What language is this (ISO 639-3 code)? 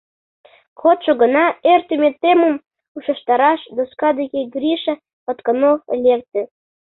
chm